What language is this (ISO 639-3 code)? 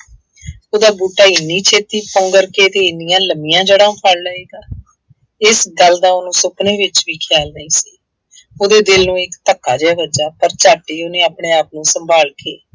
pan